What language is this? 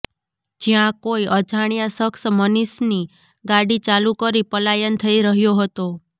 Gujarati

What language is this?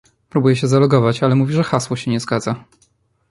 Polish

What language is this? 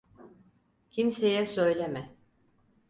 Turkish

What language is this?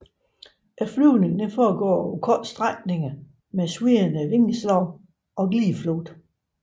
Danish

